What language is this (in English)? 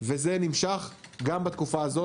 Hebrew